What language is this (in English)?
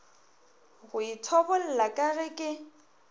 Northern Sotho